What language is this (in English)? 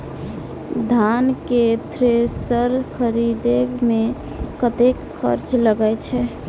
Maithili